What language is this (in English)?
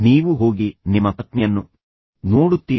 Kannada